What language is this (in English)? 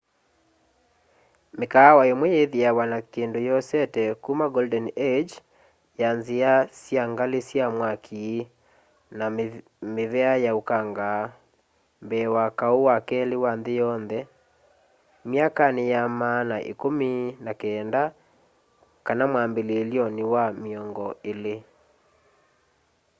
Kamba